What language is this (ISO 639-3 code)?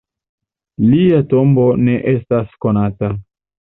epo